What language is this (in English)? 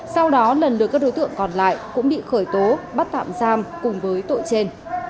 Vietnamese